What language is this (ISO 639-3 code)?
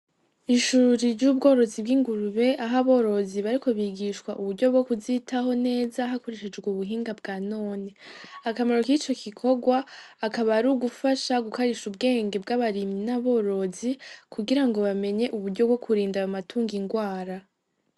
run